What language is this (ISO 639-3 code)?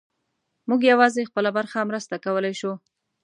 pus